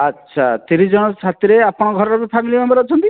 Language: Odia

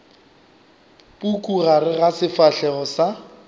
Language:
Northern Sotho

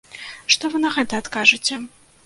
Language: Belarusian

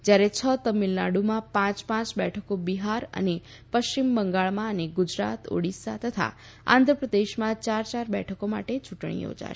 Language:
Gujarati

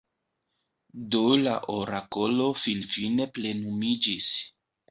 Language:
Esperanto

